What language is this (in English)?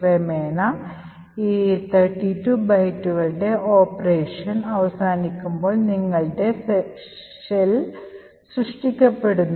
Malayalam